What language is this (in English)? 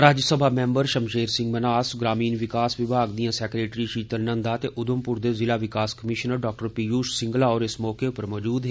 Dogri